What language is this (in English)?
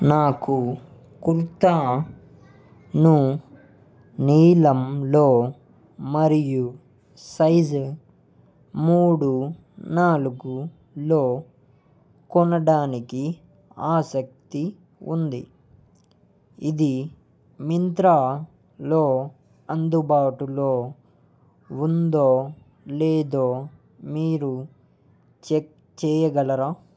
Telugu